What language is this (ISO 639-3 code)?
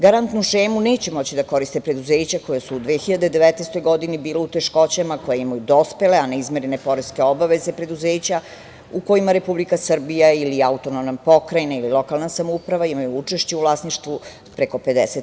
srp